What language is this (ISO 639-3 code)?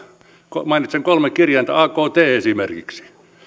fin